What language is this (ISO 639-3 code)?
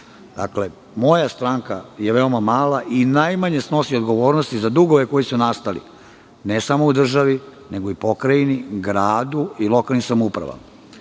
srp